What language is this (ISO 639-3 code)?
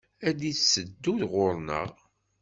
kab